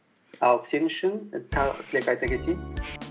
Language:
Kazakh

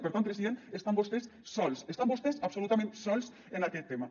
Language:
Catalan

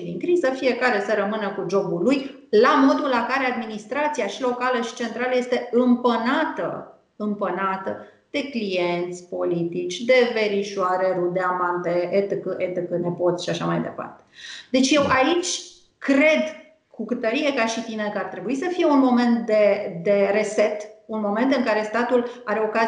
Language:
Romanian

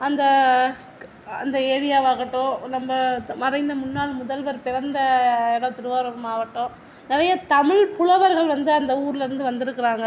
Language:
Tamil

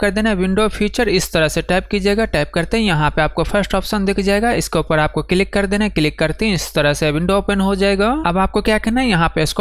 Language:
Hindi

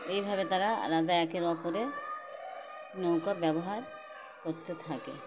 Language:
Bangla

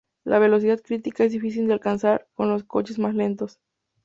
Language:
Spanish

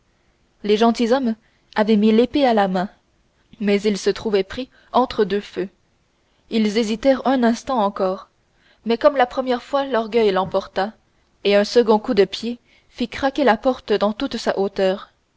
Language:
French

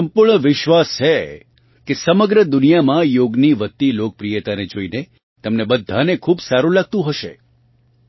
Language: Gujarati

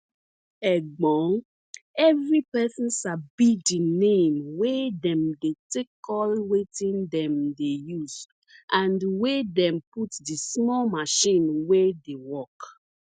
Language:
Nigerian Pidgin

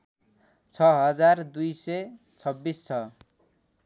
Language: Nepali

